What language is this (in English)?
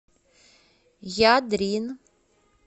Russian